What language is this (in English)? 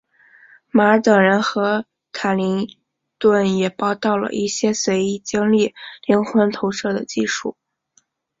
Chinese